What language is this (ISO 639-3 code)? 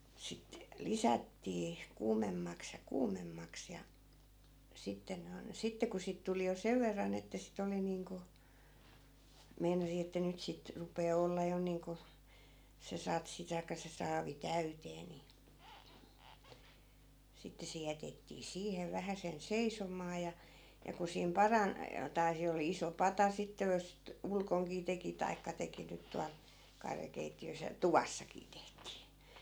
fin